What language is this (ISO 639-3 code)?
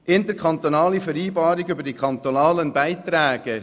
gsw